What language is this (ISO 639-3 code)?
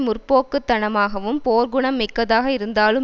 tam